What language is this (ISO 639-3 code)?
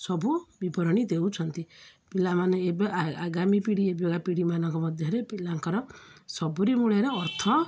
ori